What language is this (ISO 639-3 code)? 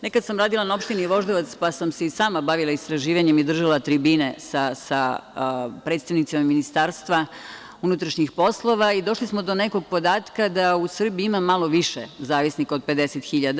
srp